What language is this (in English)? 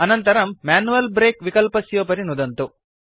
Sanskrit